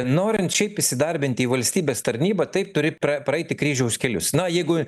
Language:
Lithuanian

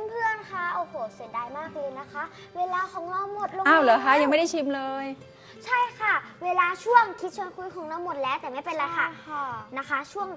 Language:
Thai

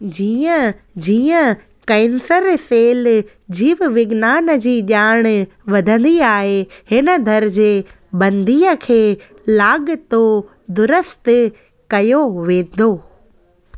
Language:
Sindhi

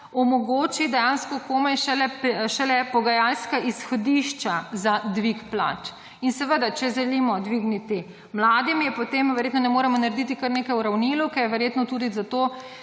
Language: Slovenian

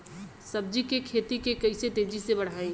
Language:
Bhojpuri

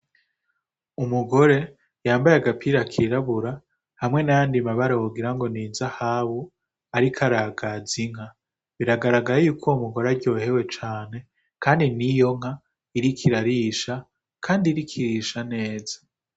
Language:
Rundi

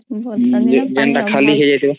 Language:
Odia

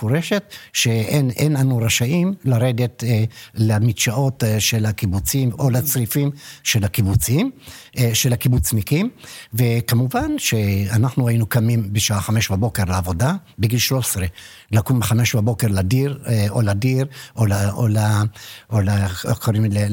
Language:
Hebrew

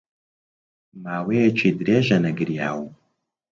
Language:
Central Kurdish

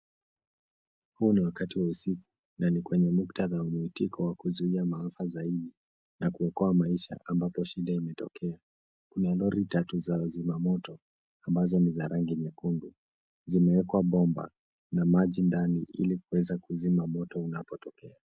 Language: Swahili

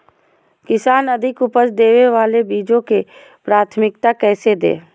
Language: Magahi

